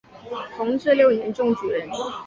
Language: Chinese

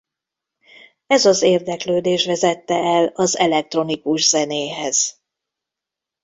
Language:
Hungarian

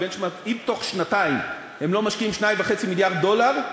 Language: Hebrew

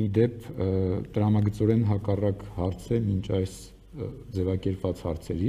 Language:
Turkish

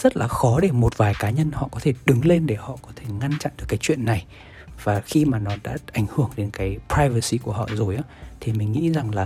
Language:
Vietnamese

